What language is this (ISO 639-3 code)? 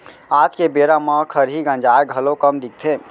hne